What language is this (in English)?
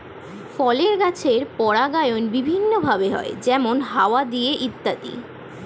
Bangla